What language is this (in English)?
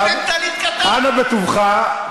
Hebrew